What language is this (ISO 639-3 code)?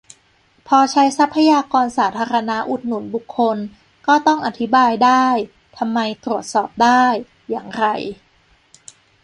tha